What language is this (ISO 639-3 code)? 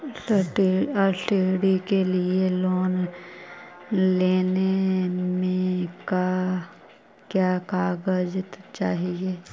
mag